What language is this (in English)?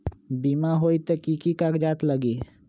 Magahi